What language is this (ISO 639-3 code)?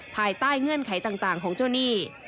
tha